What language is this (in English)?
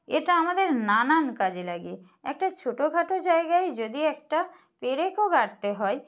Bangla